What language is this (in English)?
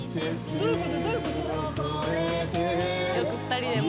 Japanese